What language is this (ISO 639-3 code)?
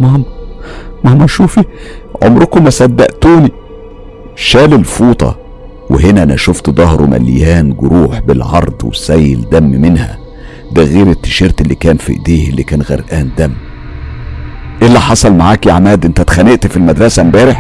ara